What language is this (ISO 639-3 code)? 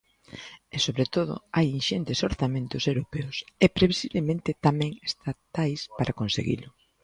glg